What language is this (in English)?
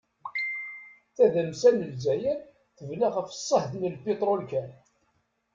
Kabyle